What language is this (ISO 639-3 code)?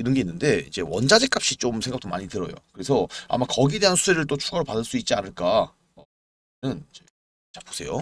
kor